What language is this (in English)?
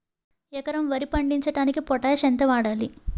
Telugu